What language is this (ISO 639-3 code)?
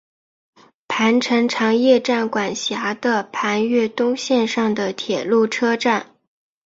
zho